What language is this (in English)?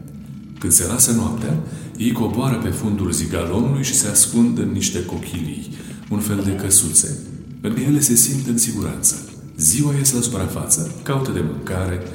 Romanian